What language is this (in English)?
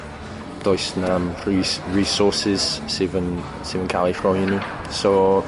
Welsh